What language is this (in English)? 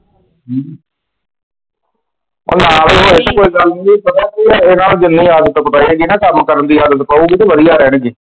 Punjabi